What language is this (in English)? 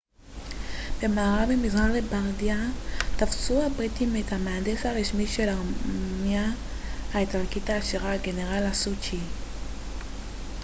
Hebrew